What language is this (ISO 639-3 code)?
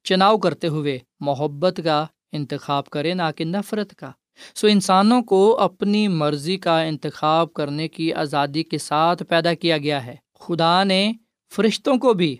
urd